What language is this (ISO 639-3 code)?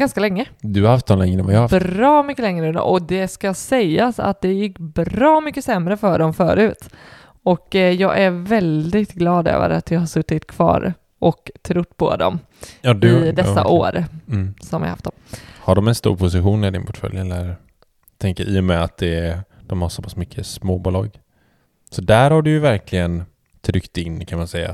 swe